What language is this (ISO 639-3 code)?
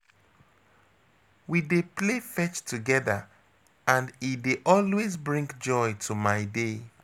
pcm